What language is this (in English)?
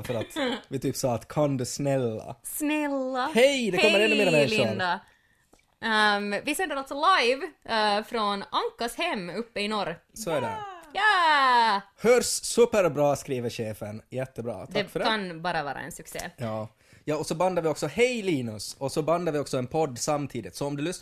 Swedish